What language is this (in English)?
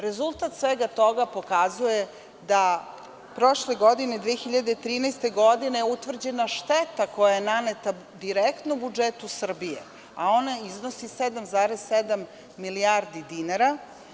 Serbian